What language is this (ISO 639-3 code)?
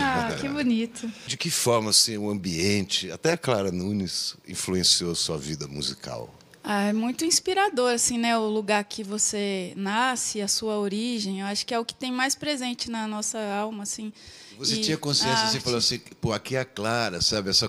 por